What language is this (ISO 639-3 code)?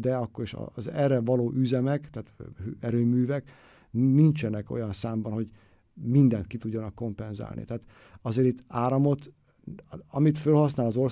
hun